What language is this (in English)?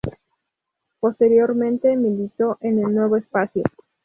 Spanish